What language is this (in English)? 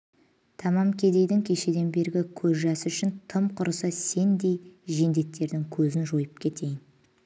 Kazakh